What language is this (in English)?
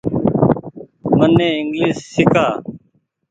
Goaria